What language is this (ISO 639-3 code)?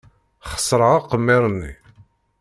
kab